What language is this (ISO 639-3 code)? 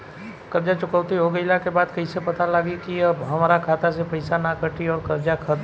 bho